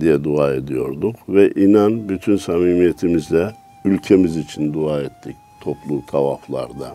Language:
Turkish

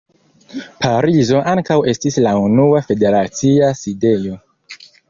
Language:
Esperanto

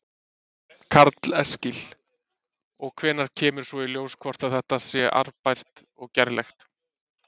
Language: Icelandic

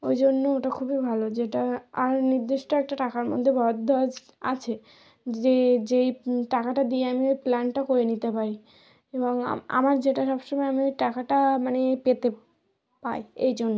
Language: Bangla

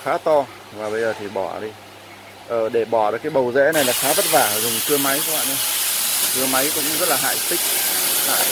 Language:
Vietnamese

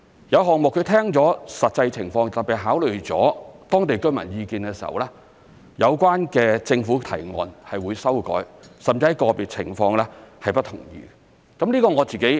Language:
Cantonese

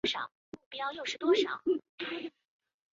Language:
Chinese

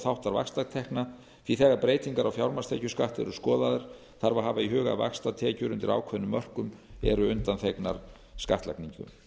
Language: Icelandic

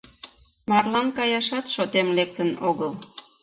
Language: Mari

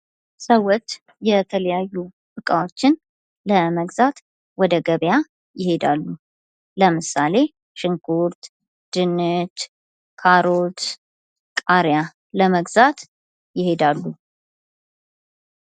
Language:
Amharic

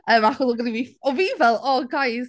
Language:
Welsh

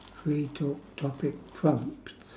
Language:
English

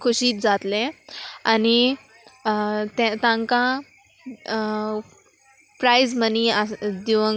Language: Konkani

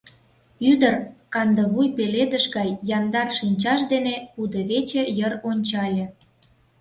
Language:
Mari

